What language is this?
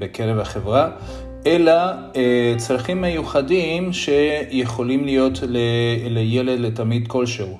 Hebrew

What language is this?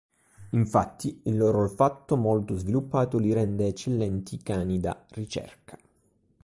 Italian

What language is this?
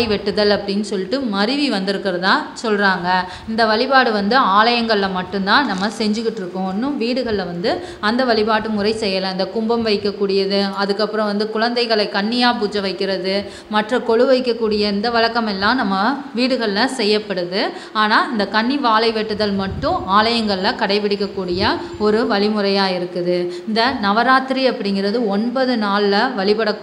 English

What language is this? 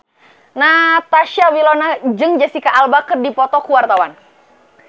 Sundanese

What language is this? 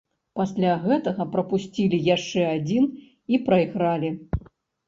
Belarusian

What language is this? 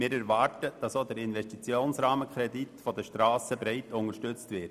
Swiss German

